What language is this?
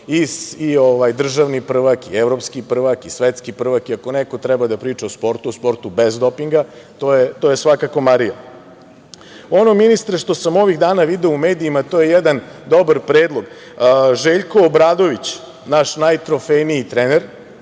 Serbian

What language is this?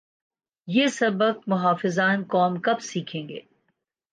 Urdu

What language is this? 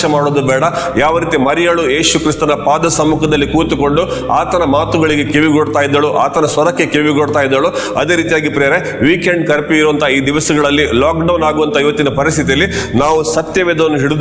Kannada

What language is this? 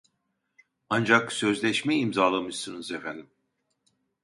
Turkish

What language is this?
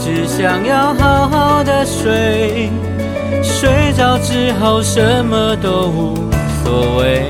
Chinese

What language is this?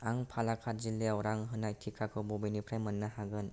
Bodo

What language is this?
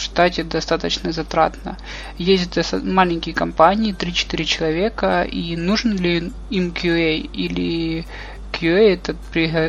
Russian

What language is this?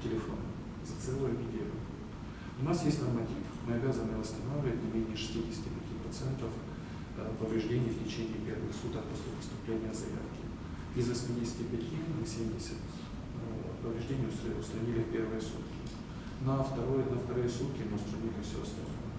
Russian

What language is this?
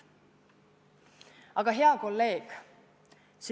Estonian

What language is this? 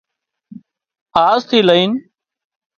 Wadiyara Koli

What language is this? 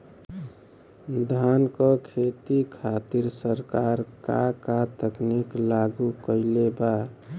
Bhojpuri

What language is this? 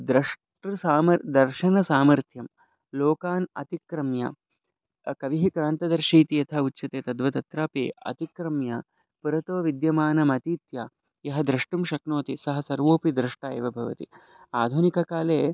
Sanskrit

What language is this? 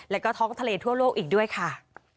Thai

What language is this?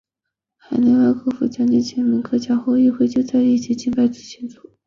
Chinese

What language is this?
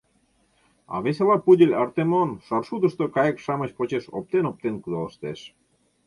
Mari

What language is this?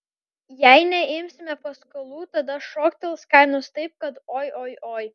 Lithuanian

